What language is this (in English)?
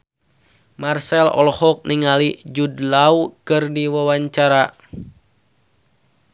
Sundanese